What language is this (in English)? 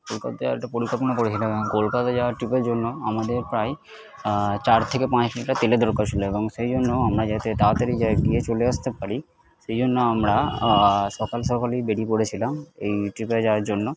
Bangla